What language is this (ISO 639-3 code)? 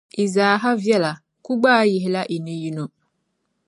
dag